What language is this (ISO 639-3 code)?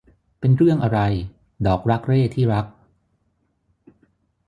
tha